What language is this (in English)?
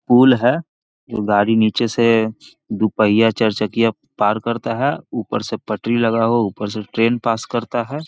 Magahi